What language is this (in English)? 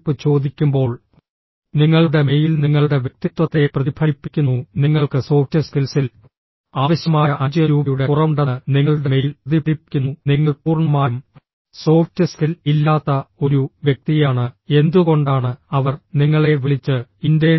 Malayalam